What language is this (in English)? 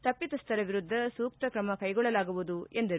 Kannada